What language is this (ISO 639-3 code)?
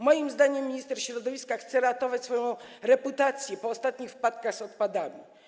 pol